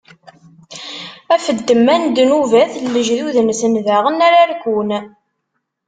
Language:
Kabyle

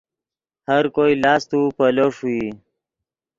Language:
Yidgha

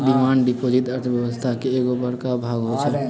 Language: Magahi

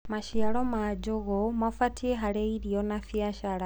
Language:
Kikuyu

